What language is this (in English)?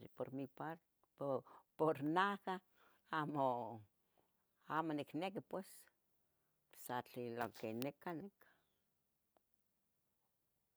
Tetelcingo Nahuatl